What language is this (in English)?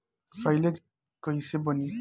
Bhojpuri